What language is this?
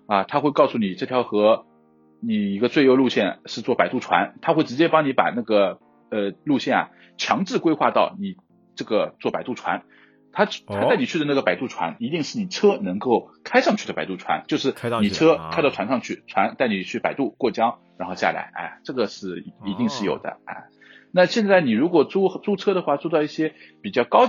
Chinese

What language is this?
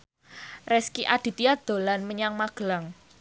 Javanese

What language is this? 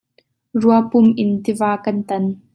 Hakha Chin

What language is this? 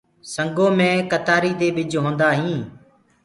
Gurgula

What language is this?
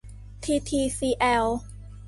Thai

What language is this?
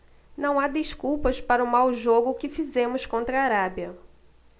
Portuguese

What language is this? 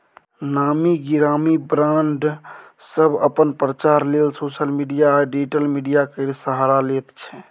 Maithili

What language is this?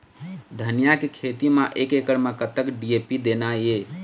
Chhattisgarhi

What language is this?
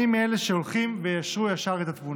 Hebrew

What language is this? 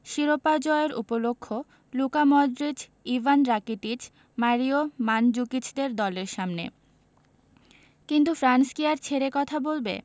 Bangla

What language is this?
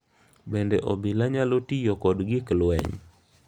Luo (Kenya and Tanzania)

